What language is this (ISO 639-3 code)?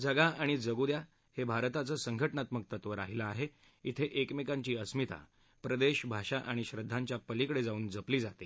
mar